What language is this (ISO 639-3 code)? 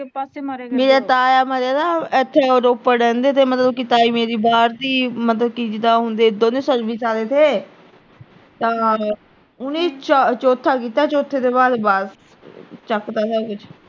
pan